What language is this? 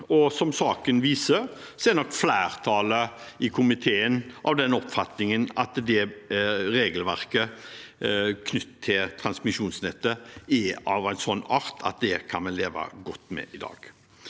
Norwegian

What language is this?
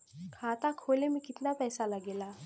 Bhojpuri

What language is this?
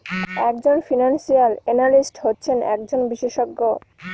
Bangla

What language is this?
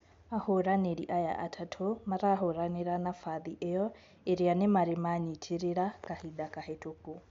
Kikuyu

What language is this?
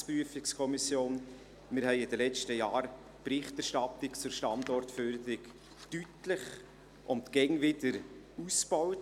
Swiss German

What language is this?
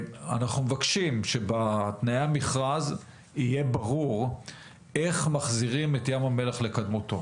Hebrew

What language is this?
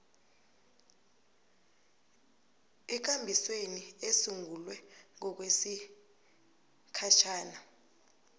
South Ndebele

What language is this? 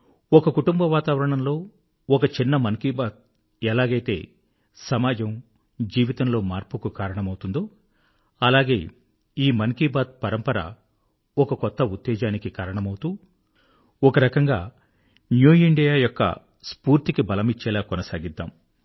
Telugu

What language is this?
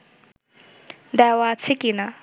Bangla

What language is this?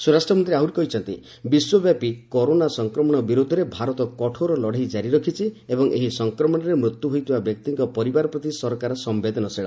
Odia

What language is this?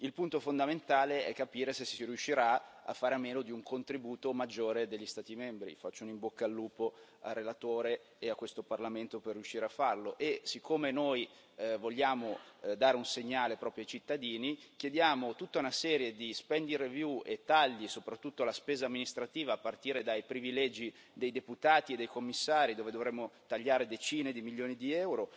Italian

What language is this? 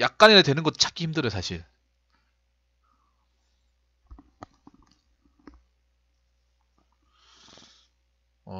Korean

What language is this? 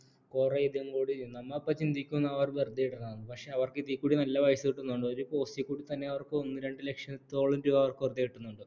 Malayalam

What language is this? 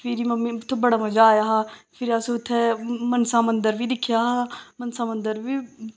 Dogri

